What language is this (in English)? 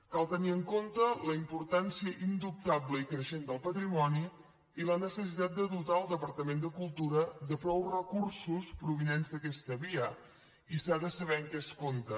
Catalan